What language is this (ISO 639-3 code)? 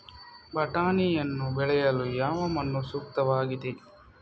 kan